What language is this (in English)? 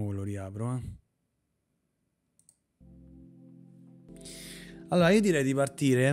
Italian